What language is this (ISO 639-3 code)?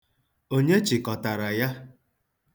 ibo